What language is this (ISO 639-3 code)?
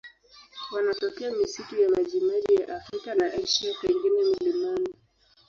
swa